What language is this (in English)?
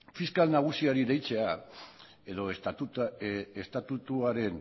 Basque